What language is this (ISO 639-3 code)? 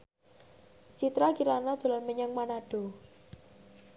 jav